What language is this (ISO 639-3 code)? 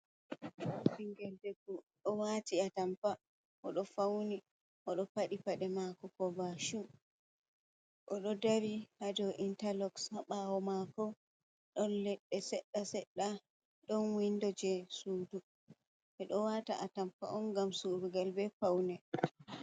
ful